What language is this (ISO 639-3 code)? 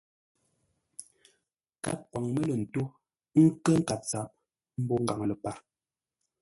nla